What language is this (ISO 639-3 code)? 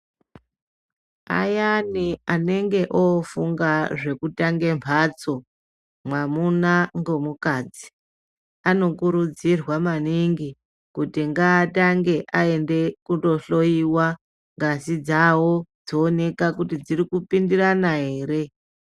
ndc